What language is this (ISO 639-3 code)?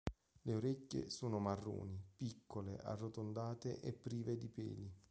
ita